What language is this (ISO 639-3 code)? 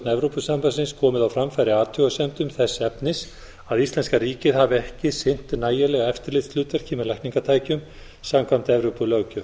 isl